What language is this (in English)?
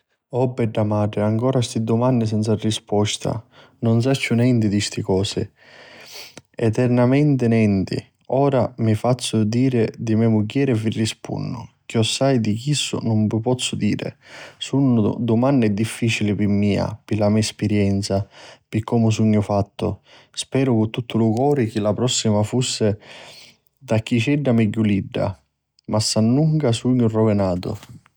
Sicilian